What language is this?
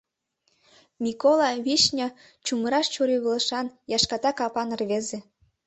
Mari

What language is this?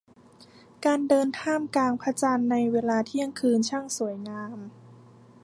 Thai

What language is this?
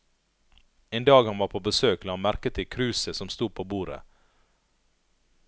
Norwegian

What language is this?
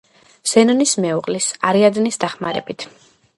Georgian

